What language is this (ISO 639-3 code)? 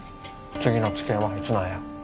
jpn